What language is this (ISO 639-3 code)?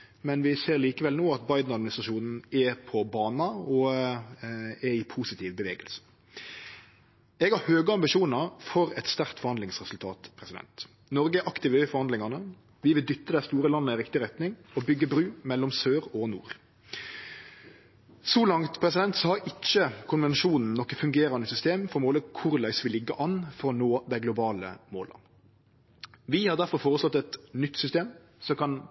nno